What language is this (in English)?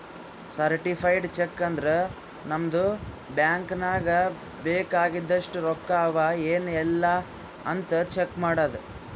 Kannada